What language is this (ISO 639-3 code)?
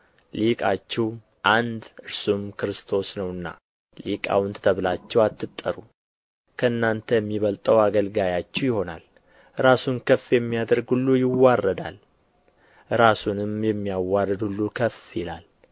amh